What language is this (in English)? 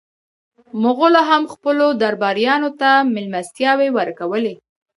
Pashto